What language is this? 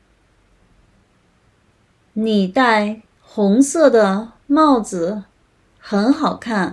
Chinese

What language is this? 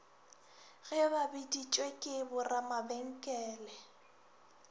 Northern Sotho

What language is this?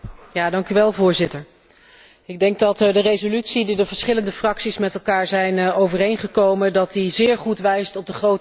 Dutch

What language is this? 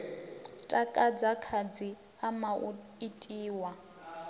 Venda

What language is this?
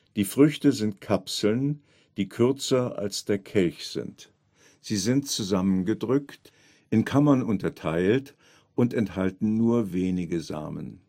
German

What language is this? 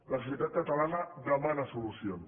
Catalan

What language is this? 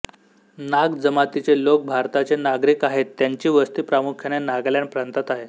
Marathi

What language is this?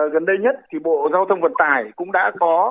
Vietnamese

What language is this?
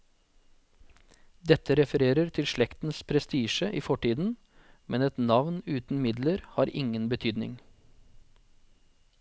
Norwegian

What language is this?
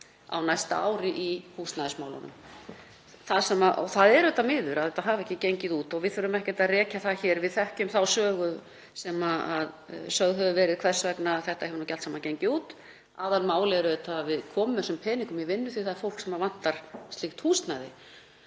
Icelandic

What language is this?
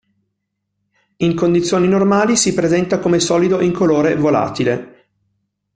Italian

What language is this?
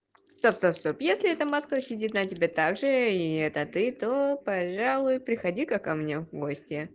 Russian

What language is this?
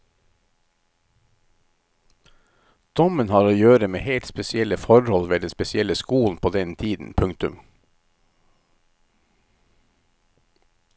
Norwegian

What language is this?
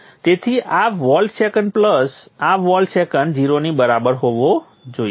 Gujarati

